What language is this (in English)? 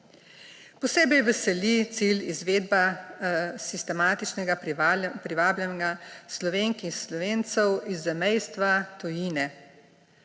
Slovenian